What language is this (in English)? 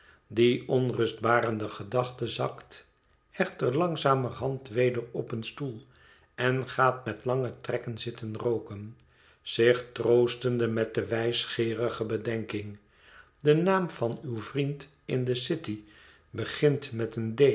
Dutch